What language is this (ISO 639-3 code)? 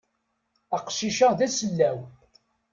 kab